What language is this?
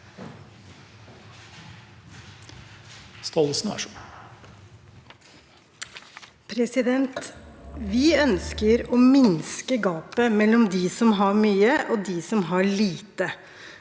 Norwegian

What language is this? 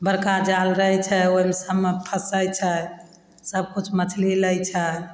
Maithili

